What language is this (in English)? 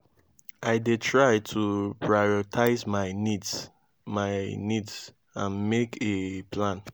Nigerian Pidgin